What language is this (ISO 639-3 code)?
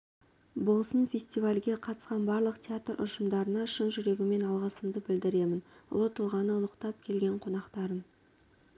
kaz